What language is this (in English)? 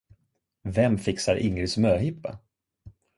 Swedish